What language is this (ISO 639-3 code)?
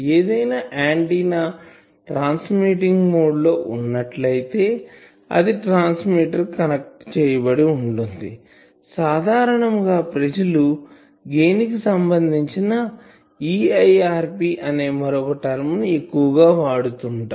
tel